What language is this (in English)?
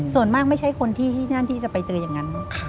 Thai